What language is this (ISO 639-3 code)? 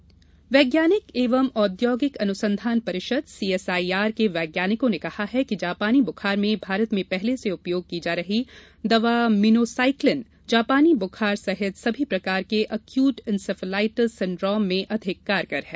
hin